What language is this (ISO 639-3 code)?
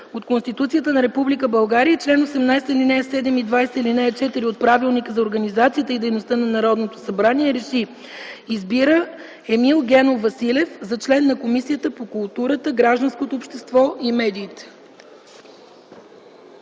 bul